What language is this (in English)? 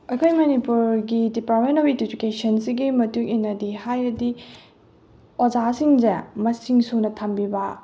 Manipuri